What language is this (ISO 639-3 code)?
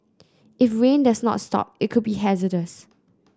eng